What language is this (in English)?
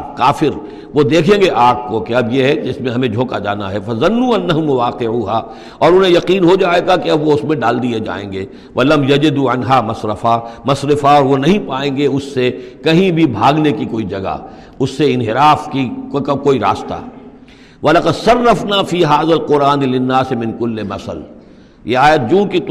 Urdu